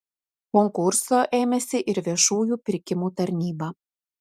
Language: Lithuanian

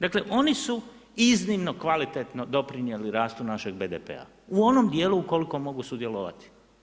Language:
Croatian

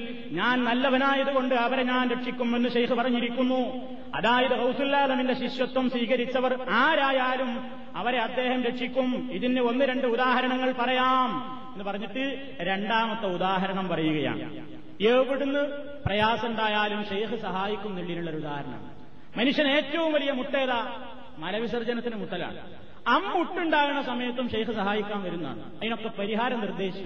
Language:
Malayalam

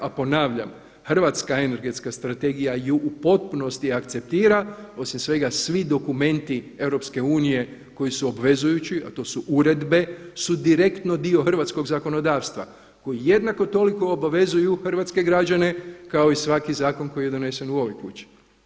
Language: Croatian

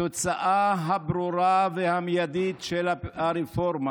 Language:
Hebrew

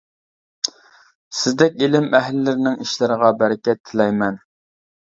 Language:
Uyghur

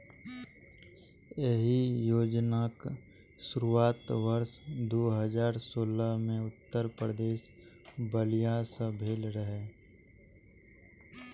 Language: Maithili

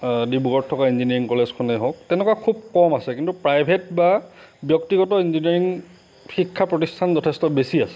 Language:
Assamese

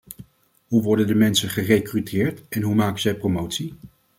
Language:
Dutch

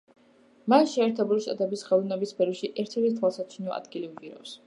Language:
Georgian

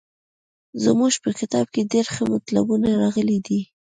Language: Pashto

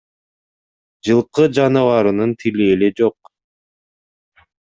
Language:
Kyrgyz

